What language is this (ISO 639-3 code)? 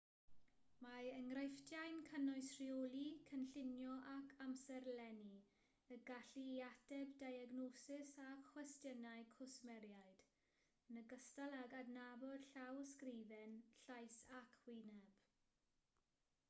cym